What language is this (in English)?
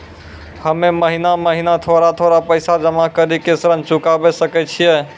Maithili